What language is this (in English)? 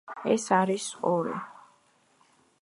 Georgian